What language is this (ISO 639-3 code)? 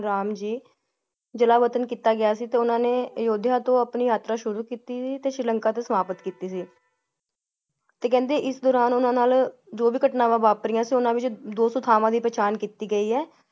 pan